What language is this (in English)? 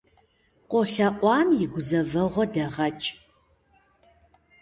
Kabardian